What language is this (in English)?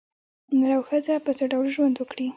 Pashto